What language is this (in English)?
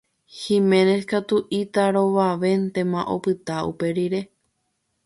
Guarani